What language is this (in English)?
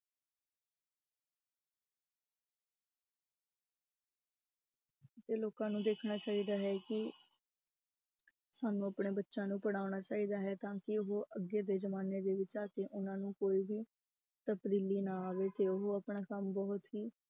Punjabi